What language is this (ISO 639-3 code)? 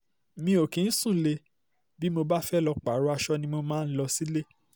yor